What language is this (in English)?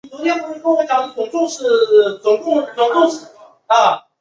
Chinese